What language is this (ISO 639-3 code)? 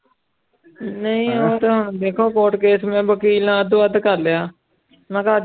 pan